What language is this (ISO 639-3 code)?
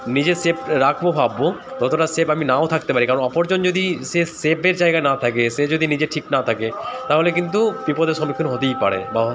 ben